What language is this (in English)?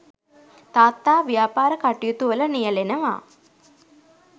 Sinhala